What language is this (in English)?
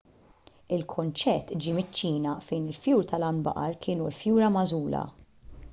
Maltese